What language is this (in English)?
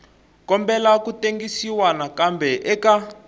Tsonga